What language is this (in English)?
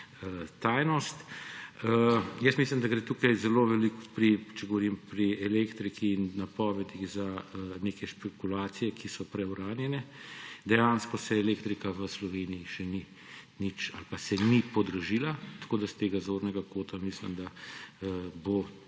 Slovenian